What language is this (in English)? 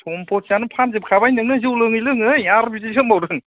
Bodo